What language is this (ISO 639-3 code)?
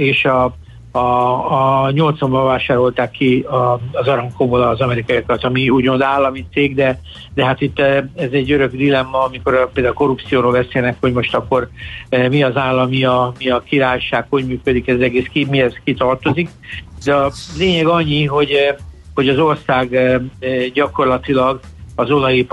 hun